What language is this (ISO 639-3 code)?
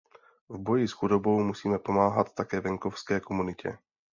ces